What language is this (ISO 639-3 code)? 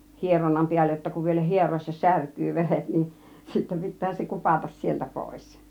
fin